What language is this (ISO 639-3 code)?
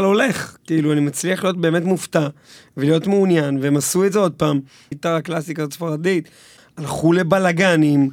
heb